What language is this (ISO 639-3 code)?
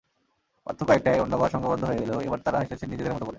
ben